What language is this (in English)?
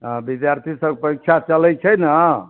Maithili